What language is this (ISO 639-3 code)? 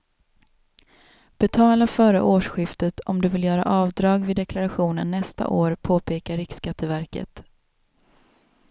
swe